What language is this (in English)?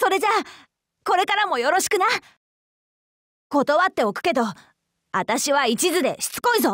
Japanese